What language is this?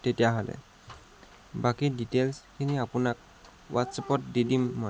Assamese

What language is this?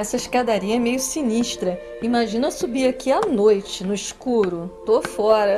Portuguese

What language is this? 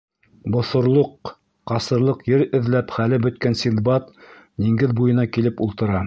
Bashkir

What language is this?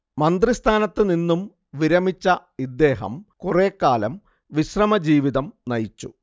Malayalam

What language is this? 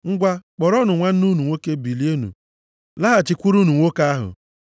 Igbo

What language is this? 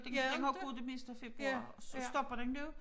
Danish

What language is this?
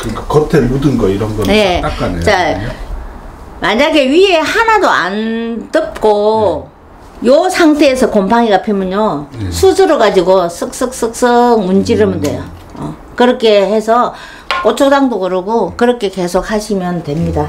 Korean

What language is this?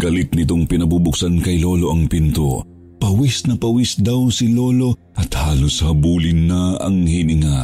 Filipino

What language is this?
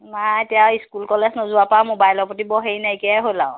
Assamese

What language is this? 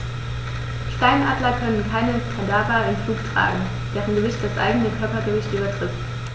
German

